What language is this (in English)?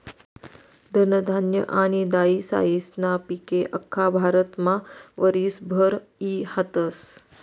Marathi